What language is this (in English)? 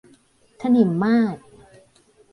Thai